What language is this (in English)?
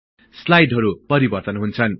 Nepali